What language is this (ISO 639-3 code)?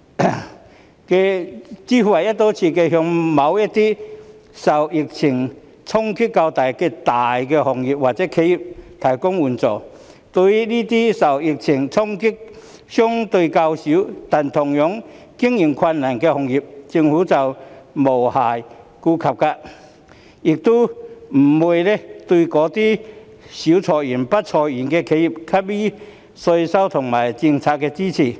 yue